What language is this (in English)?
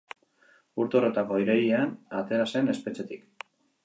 Basque